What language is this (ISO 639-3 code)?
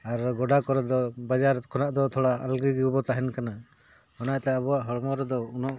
sat